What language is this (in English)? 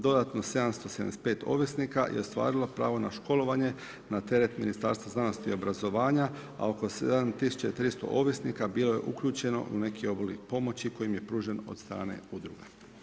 Croatian